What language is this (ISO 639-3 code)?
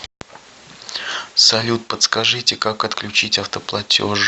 rus